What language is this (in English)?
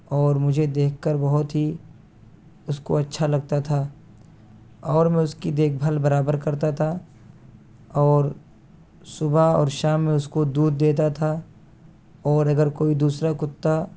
Urdu